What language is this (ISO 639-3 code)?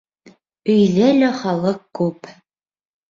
bak